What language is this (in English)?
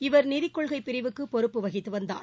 Tamil